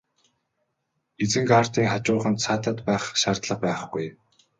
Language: Mongolian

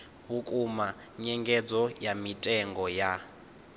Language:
Venda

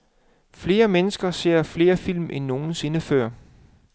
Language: Danish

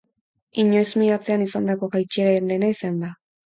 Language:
Basque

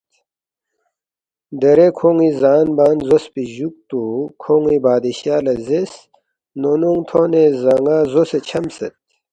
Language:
Balti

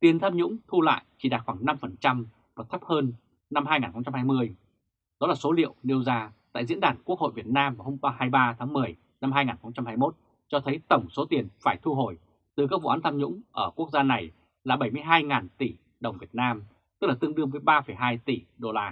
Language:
Vietnamese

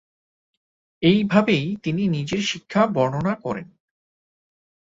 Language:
Bangla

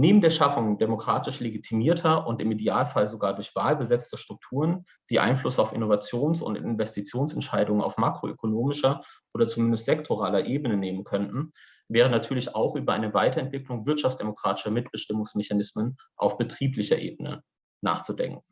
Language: German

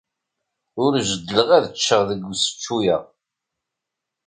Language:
Kabyle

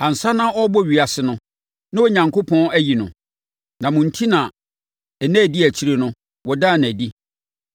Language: Akan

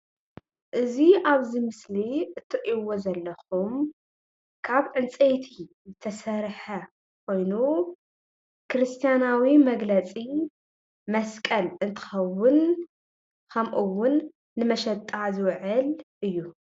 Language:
Tigrinya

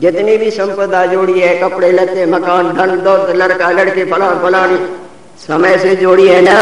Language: Hindi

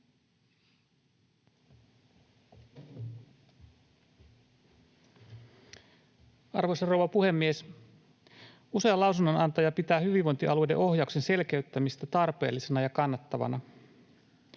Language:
Finnish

